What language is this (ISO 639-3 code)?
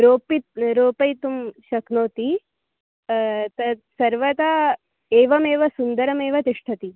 san